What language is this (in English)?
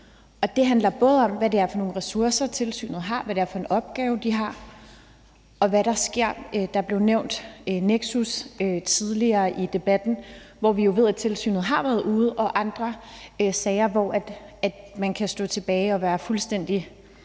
Danish